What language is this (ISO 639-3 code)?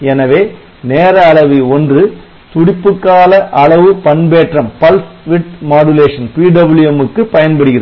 tam